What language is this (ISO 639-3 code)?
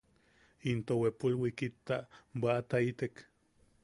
yaq